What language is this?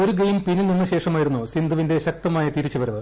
Malayalam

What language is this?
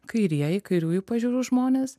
Lithuanian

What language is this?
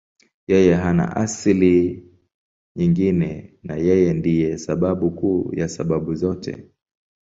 Swahili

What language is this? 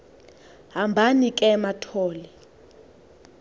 Xhosa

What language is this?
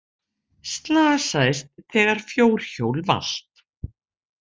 Icelandic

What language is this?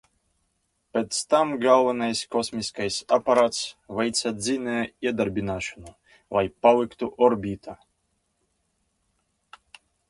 Latvian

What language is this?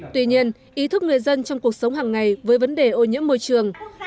Vietnamese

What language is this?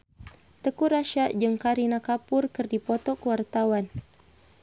Sundanese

